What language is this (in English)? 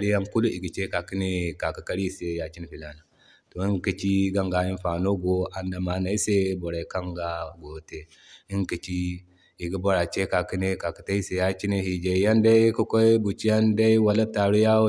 Zarma